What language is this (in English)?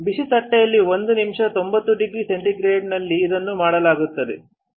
Kannada